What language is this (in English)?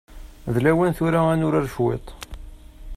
Kabyle